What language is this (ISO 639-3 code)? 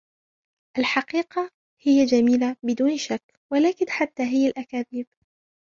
ara